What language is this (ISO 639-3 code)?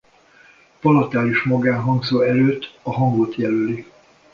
hun